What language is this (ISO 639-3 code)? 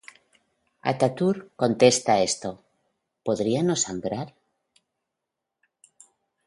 spa